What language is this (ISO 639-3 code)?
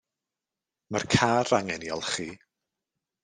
cym